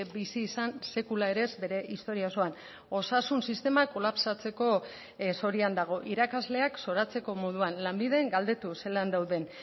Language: Basque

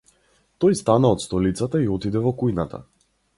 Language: Macedonian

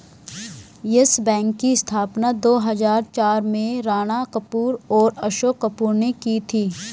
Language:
Hindi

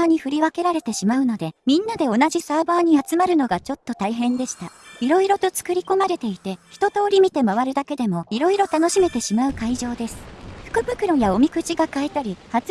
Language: Japanese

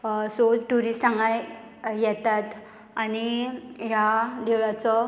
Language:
Konkani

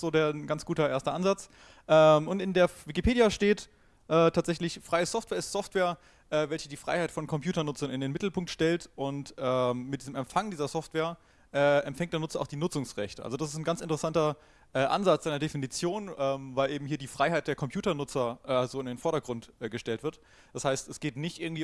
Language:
German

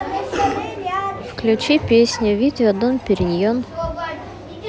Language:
Russian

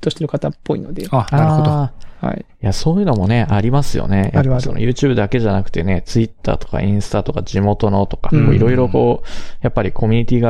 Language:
Japanese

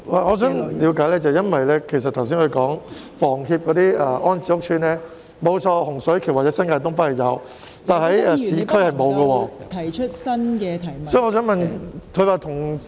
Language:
Cantonese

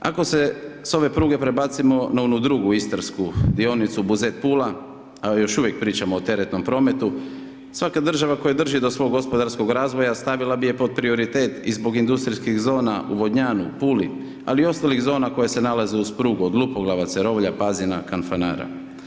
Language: Croatian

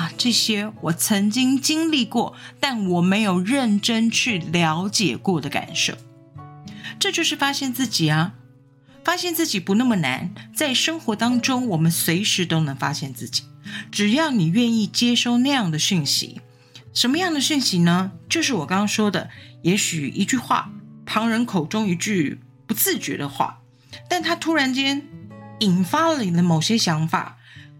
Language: Chinese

